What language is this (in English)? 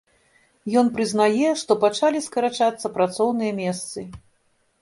Belarusian